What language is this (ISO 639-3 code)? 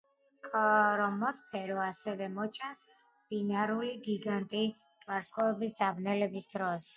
kat